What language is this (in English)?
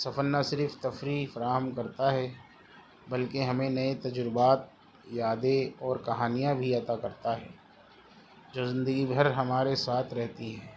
Urdu